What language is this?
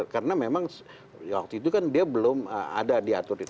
Indonesian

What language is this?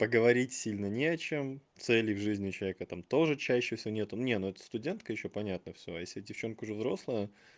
Russian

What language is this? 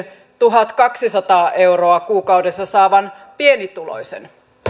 Finnish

